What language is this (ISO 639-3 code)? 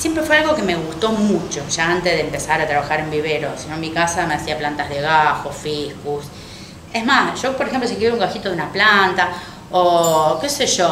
spa